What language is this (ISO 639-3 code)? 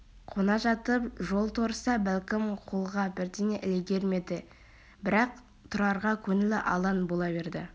kaz